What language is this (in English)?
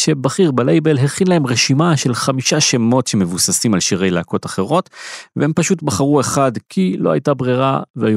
Hebrew